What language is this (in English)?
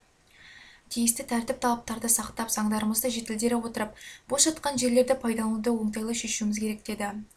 Kazakh